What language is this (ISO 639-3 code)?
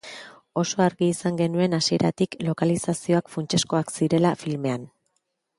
eus